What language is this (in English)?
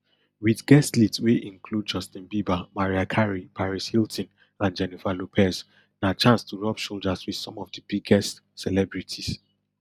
Nigerian Pidgin